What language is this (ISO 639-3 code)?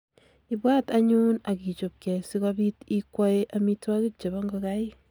kln